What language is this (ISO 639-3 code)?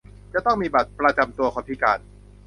tha